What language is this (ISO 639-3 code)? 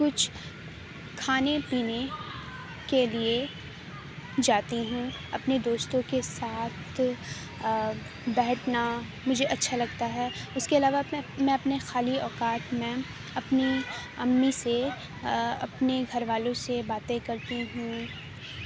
urd